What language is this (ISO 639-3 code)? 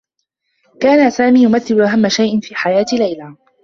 ara